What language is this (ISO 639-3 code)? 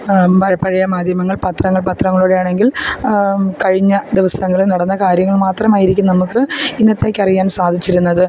mal